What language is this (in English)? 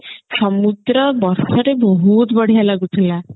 Odia